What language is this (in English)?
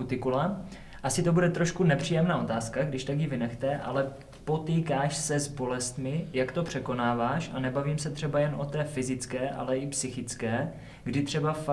Czech